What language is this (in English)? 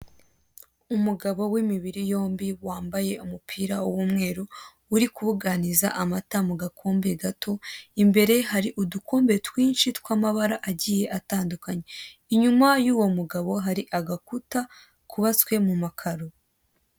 Kinyarwanda